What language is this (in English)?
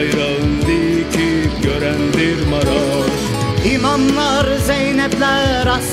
Turkish